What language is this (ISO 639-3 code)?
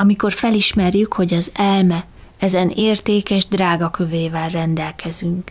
hun